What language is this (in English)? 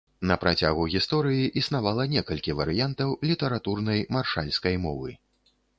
Belarusian